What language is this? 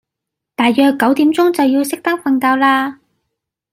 Cantonese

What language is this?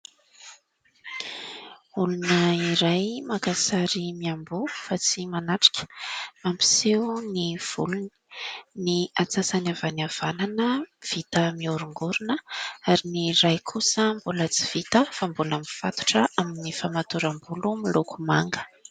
Malagasy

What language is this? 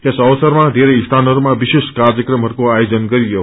Nepali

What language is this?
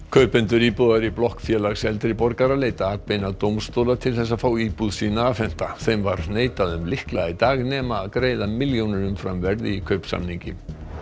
Icelandic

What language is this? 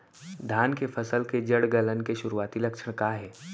Chhattisgarhi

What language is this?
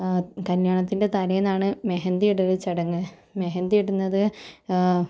Malayalam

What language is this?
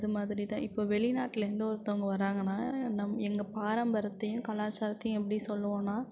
Tamil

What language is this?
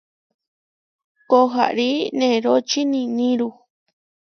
Huarijio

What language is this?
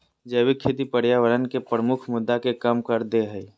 Magahi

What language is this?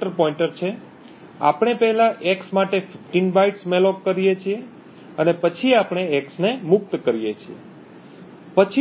Gujarati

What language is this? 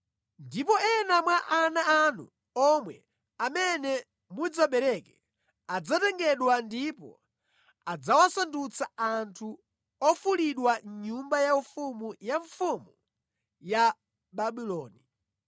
Nyanja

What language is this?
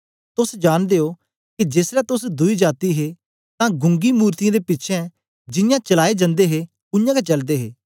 Dogri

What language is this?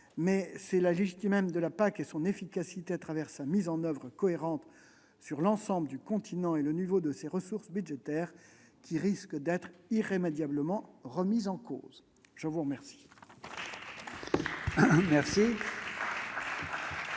French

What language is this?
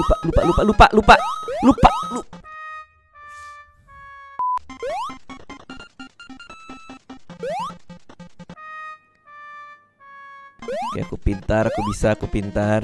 Indonesian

